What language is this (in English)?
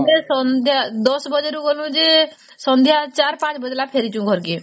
Odia